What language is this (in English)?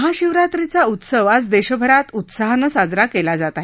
Marathi